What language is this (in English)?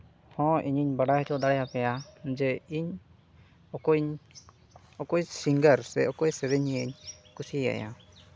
Santali